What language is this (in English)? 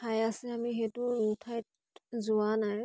Assamese